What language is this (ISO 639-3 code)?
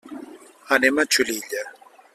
cat